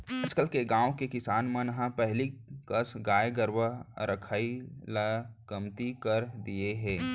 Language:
Chhattisgarhi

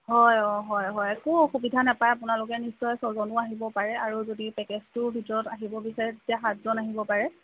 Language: Assamese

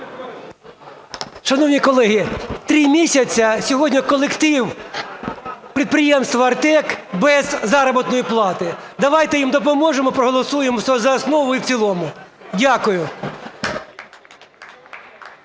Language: Ukrainian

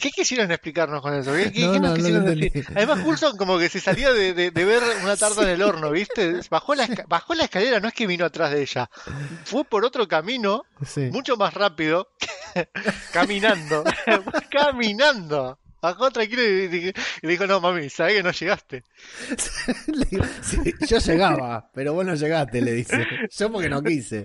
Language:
Spanish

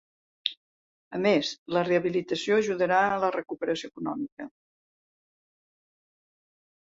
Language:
Catalan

